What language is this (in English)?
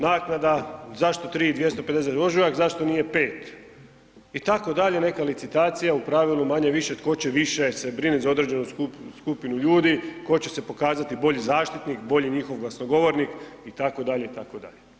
Croatian